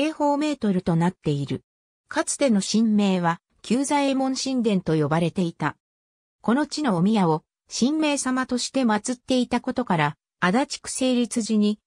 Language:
Japanese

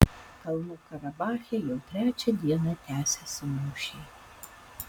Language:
Lithuanian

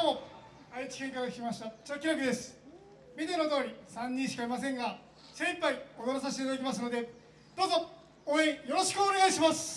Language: Japanese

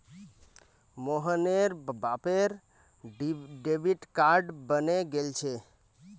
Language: Magahi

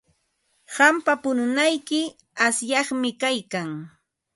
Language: Ambo-Pasco Quechua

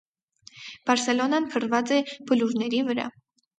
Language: Armenian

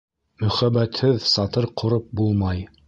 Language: Bashkir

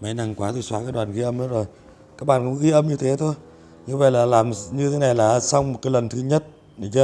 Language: Vietnamese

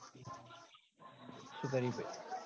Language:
Gujarati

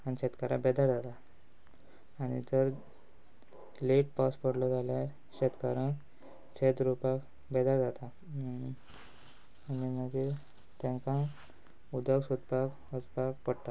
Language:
Konkani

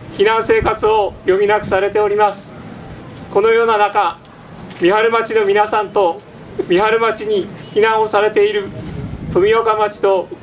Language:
Japanese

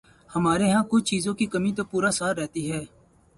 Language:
Urdu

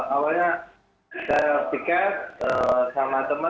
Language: Indonesian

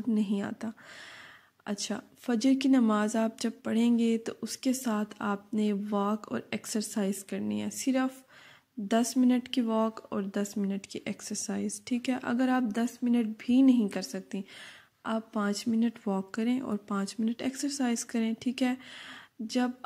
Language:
Hindi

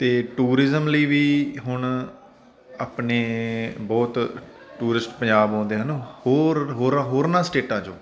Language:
Punjabi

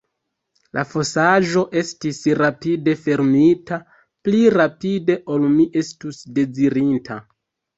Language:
Esperanto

